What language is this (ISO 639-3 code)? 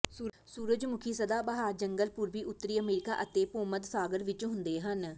pan